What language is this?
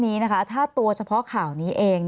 Thai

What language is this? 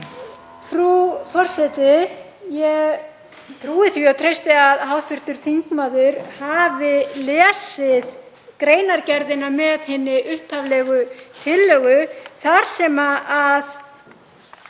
Icelandic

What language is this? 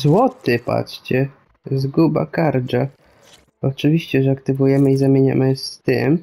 Polish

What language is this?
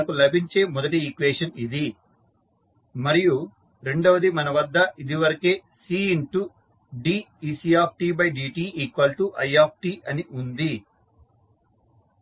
Telugu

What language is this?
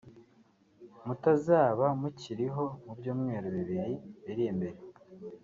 Kinyarwanda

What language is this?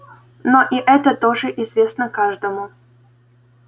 Russian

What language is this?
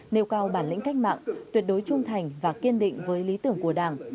Vietnamese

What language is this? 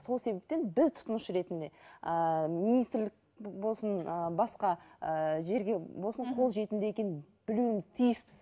Kazakh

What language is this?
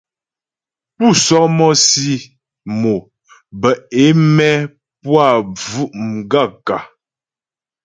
Ghomala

